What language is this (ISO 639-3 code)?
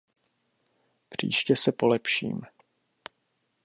ces